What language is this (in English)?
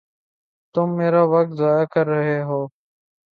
Urdu